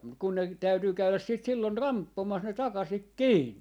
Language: Finnish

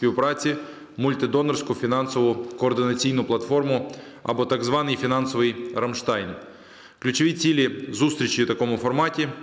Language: Ukrainian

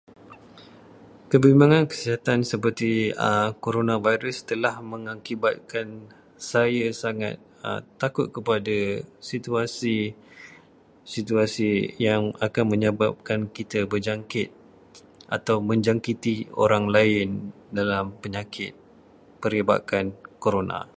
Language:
Malay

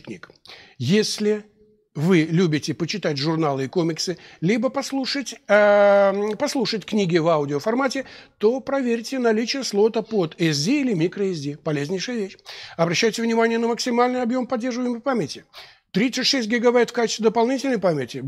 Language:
Russian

